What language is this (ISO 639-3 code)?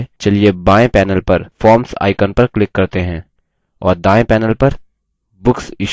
hin